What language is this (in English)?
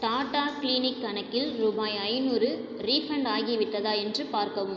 Tamil